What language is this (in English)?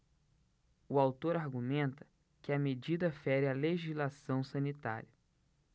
Portuguese